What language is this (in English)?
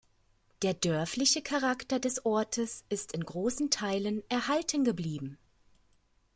German